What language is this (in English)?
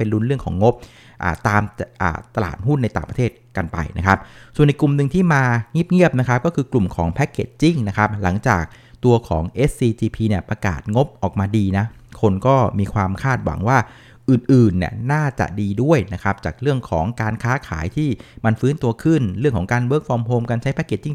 Thai